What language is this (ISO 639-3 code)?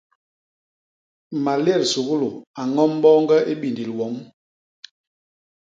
bas